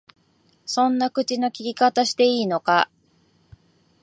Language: Japanese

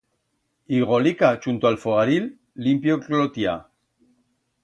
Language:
Aragonese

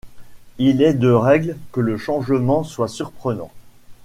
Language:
French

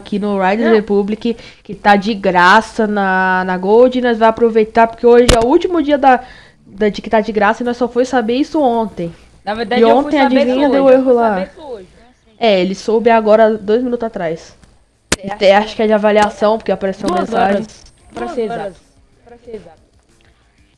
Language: Portuguese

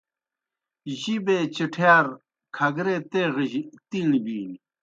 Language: Kohistani Shina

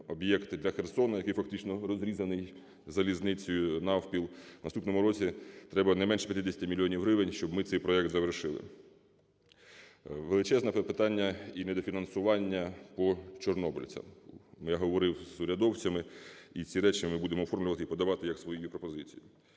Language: Ukrainian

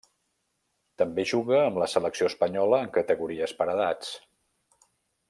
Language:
Catalan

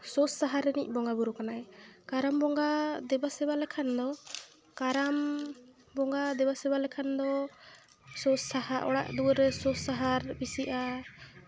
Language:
Santali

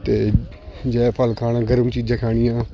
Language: Punjabi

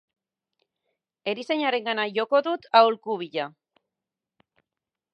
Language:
Basque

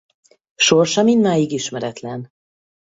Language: Hungarian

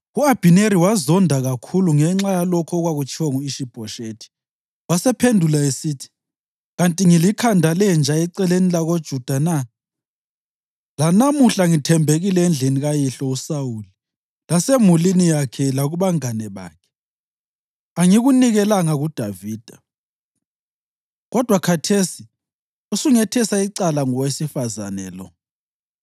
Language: North Ndebele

